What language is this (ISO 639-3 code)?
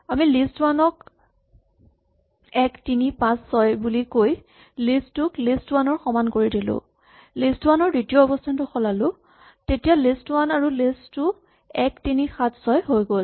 asm